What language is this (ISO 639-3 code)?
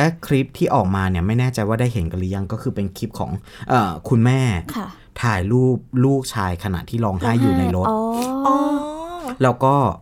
tha